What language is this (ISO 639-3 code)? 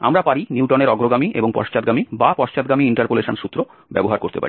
ben